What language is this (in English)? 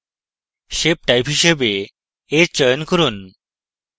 Bangla